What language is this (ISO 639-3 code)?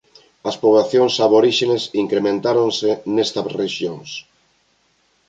glg